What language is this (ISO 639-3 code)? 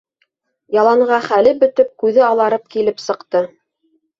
bak